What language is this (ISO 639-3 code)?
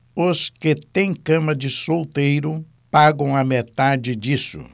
por